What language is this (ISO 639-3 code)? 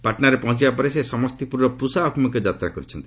ori